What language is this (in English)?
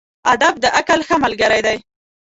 Pashto